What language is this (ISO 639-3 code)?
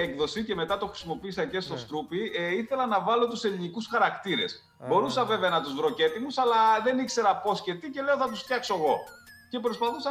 ell